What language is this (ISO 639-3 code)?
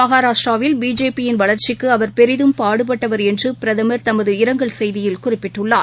tam